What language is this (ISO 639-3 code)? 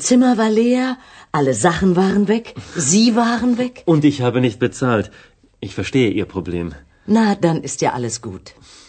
urd